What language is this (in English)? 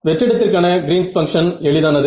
Tamil